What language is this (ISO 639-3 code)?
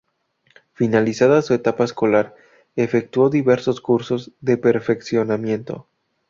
spa